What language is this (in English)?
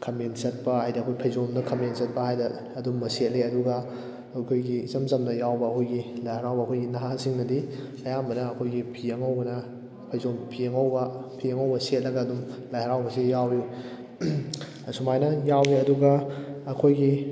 Manipuri